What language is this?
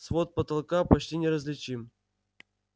Russian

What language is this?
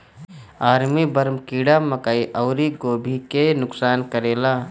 Bhojpuri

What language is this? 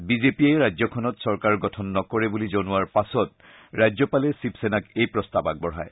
Assamese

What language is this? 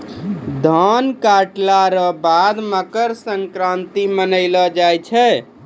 Maithili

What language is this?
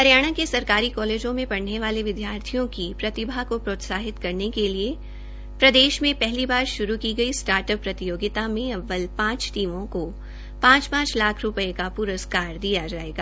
Hindi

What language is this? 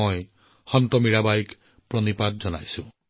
Assamese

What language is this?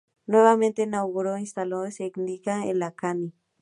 Spanish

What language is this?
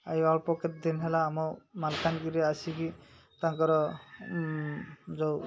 Odia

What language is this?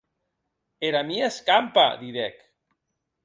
Occitan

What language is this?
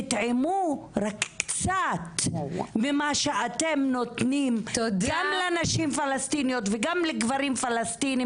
Hebrew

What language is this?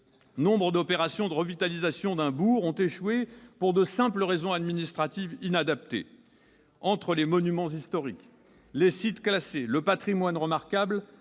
French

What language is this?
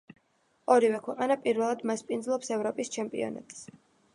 Georgian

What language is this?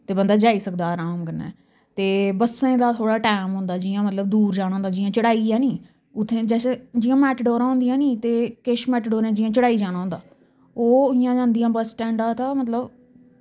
Dogri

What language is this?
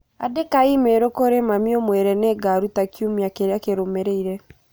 Kikuyu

